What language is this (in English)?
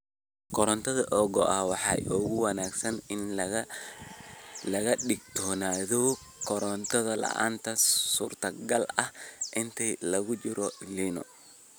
Somali